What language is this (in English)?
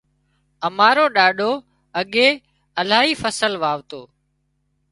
Wadiyara Koli